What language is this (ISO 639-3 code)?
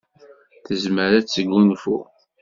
kab